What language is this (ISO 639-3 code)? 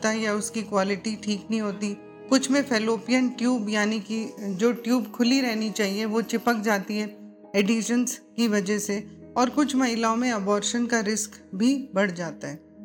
hin